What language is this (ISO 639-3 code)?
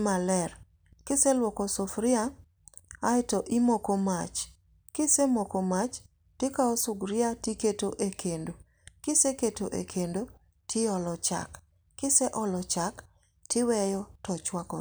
luo